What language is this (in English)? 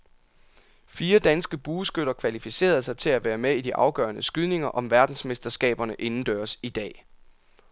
Danish